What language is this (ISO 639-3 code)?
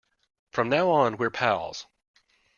eng